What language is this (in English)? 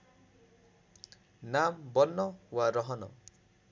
Nepali